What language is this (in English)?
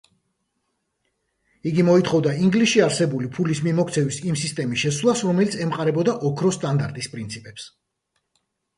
Georgian